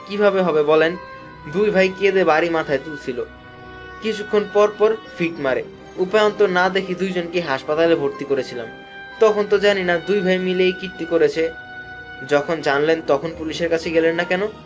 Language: Bangla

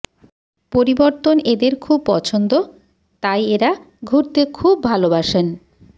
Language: Bangla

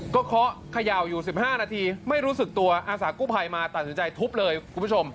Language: Thai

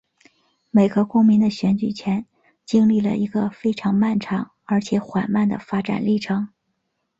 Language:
Chinese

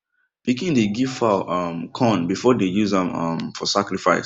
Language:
Nigerian Pidgin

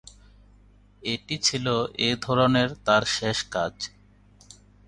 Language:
Bangla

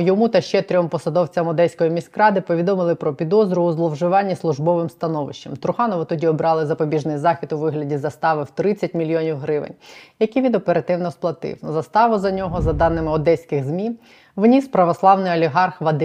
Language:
Ukrainian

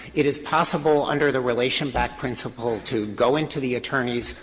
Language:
English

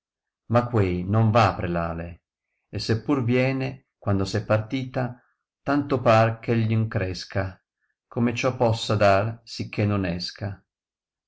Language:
Italian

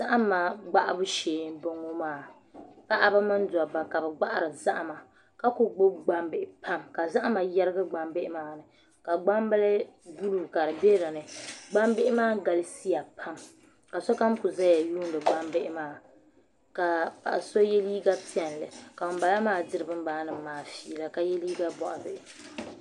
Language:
Dagbani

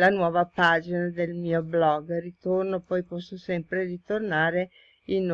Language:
Italian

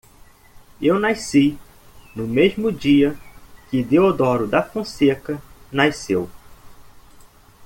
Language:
Portuguese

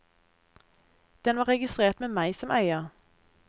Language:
Norwegian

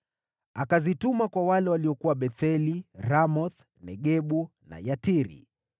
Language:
Swahili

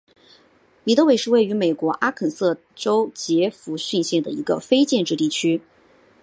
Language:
Chinese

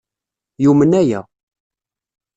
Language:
Kabyle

